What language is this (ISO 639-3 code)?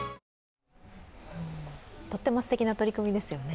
jpn